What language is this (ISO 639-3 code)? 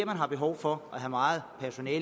dan